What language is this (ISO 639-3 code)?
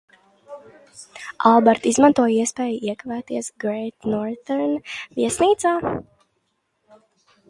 lav